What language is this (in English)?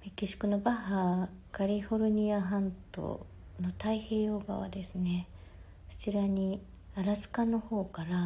Japanese